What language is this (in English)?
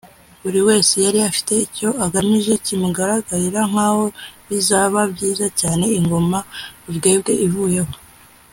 Kinyarwanda